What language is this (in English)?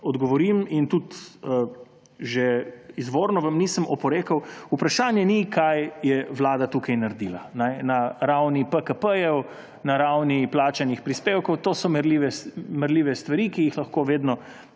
Slovenian